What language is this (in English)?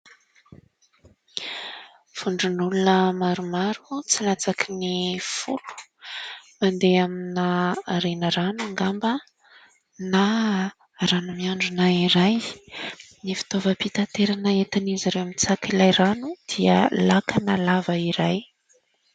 Malagasy